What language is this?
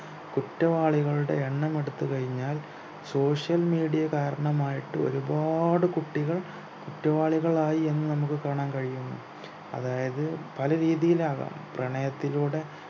Malayalam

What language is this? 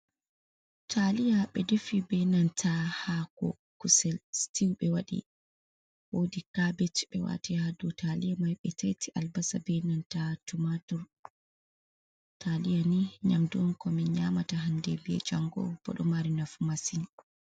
Fula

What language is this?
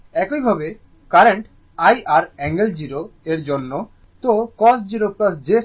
Bangla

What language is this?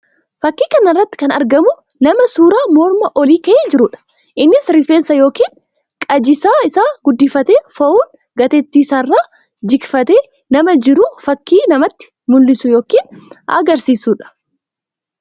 Oromo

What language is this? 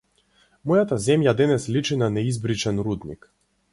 Macedonian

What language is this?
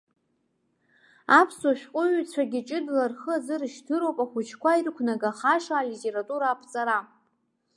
Abkhazian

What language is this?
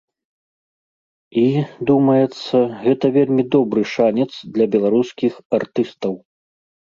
Belarusian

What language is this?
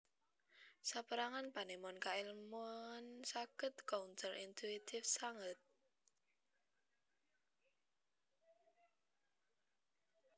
Javanese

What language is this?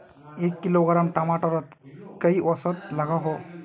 Magahi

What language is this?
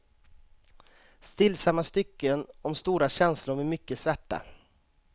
Swedish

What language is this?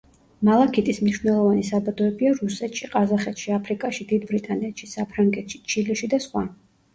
Georgian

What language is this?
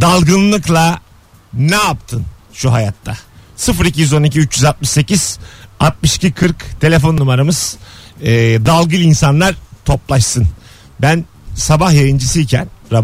Turkish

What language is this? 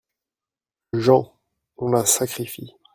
French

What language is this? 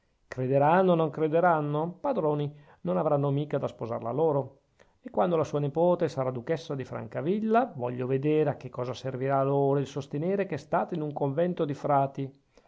Italian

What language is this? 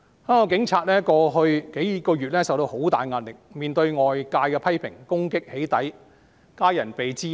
Cantonese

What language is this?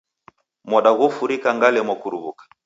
Taita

